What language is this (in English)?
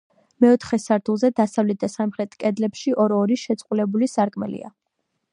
Georgian